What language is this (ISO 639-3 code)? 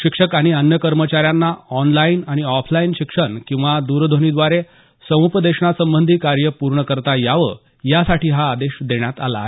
mar